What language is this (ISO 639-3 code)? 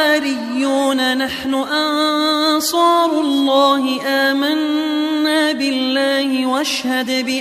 ara